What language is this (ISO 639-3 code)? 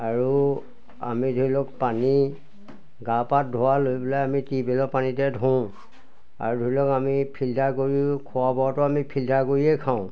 asm